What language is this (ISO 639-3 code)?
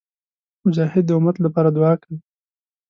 pus